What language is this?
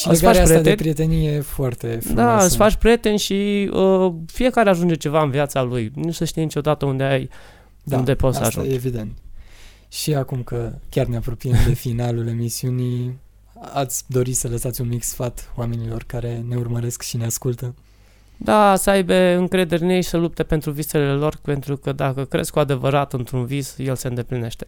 Romanian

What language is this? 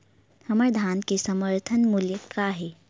Chhattisgarhi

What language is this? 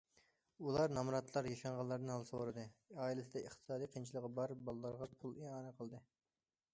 Uyghur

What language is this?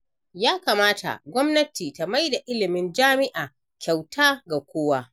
Hausa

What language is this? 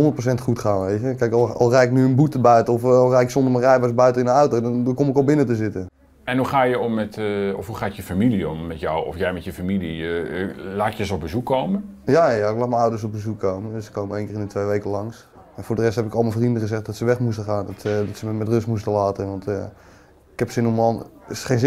Dutch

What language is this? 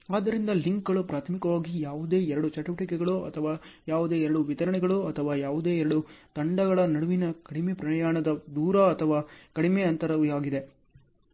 Kannada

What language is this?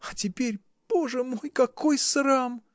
Russian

